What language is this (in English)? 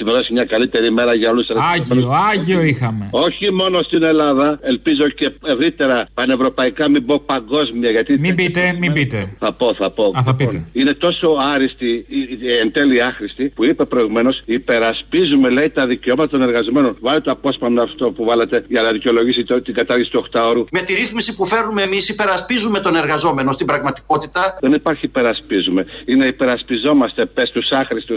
Greek